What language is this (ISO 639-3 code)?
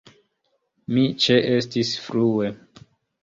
epo